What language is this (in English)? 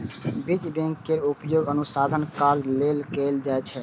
Maithili